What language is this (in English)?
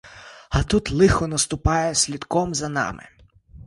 Ukrainian